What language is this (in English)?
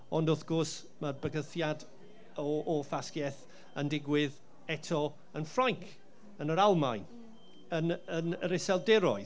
Welsh